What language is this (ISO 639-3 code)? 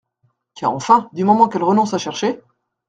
fra